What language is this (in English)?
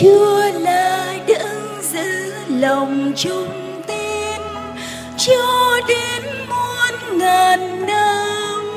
Vietnamese